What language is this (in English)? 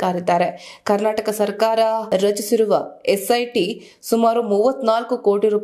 Kannada